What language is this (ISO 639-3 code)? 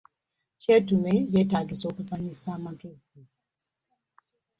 lug